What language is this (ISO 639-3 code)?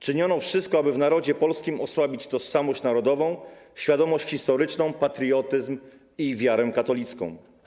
pol